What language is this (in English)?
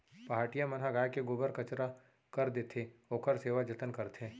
Chhattisgarhi